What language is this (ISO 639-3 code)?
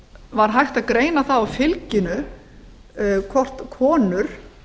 isl